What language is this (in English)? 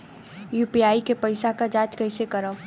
Bhojpuri